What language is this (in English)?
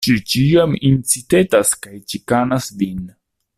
Esperanto